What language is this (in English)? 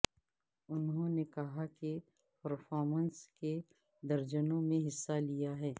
Urdu